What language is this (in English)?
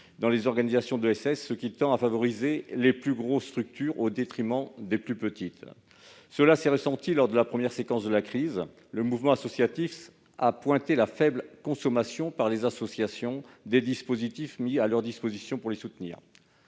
French